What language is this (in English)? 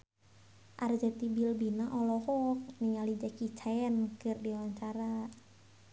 Sundanese